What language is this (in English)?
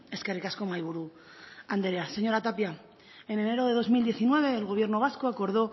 Spanish